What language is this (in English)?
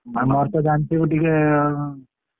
Odia